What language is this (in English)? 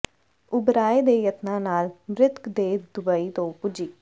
Punjabi